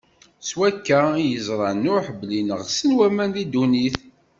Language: Kabyle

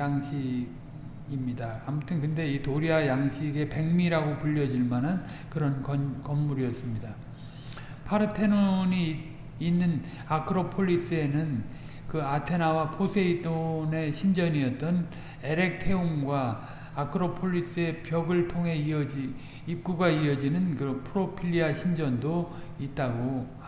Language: Korean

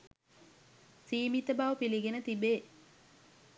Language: Sinhala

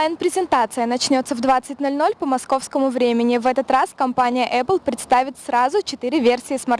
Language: Russian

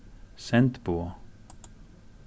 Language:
Faroese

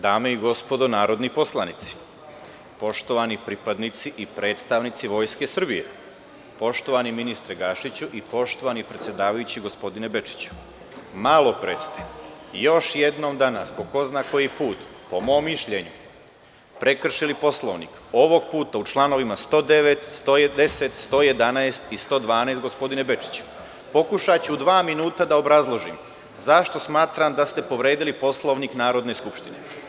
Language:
Serbian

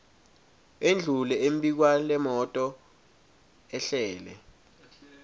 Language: Swati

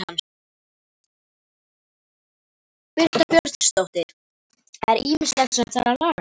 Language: Icelandic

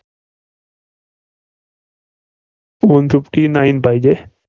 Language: Marathi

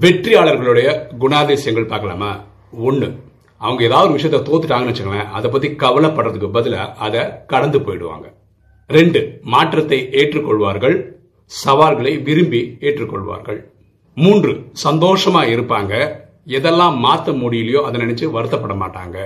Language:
Tamil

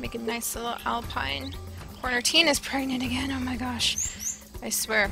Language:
English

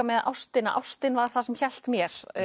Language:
Icelandic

